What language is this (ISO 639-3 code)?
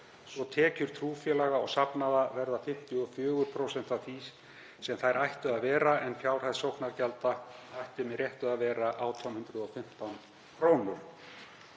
isl